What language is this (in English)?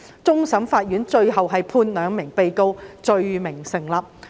Cantonese